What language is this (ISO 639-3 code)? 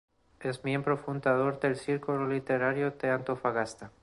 spa